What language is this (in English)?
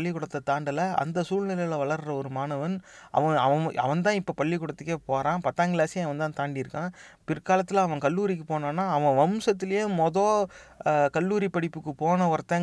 Tamil